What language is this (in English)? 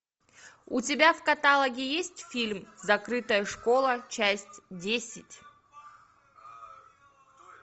Russian